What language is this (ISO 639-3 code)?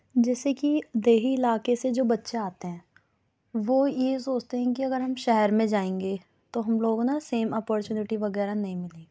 urd